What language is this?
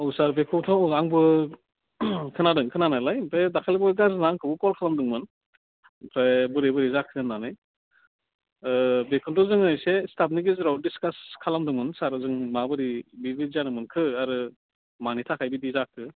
Bodo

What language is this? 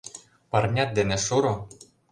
Mari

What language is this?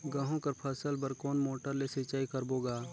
Chhattisgarhi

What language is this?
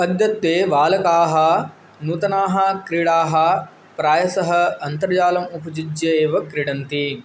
Sanskrit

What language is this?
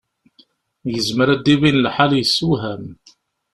Kabyle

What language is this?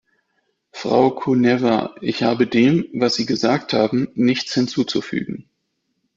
German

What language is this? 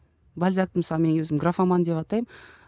Kazakh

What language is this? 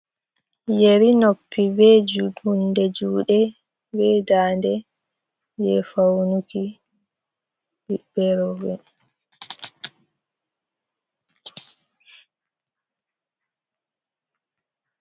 Fula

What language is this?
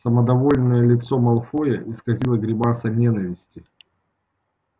Russian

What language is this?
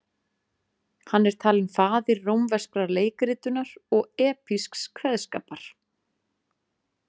Icelandic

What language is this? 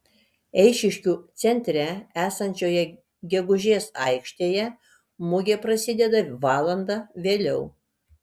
Lithuanian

